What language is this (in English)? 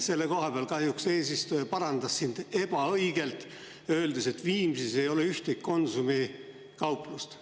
Estonian